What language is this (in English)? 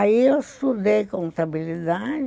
Portuguese